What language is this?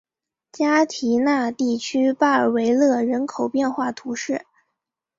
Chinese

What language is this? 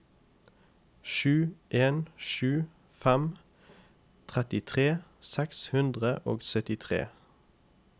Norwegian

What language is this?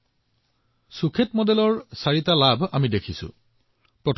Assamese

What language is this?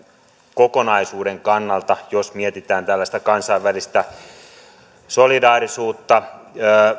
Finnish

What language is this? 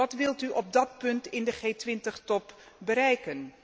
Dutch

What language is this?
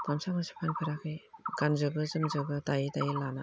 Bodo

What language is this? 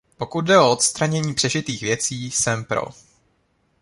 Czech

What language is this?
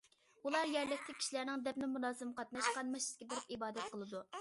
Uyghur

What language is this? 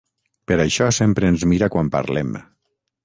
Catalan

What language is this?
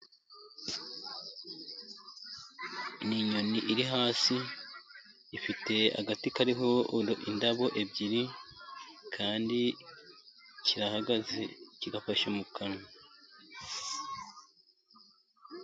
Kinyarwanda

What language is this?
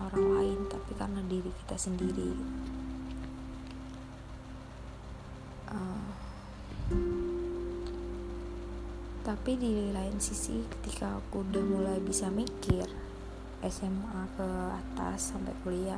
Indonesian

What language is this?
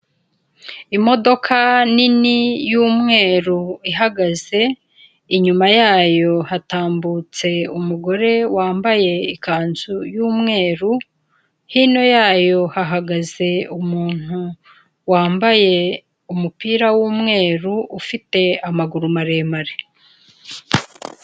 Kinyarwanda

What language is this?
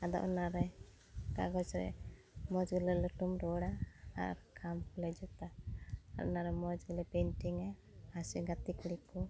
Santali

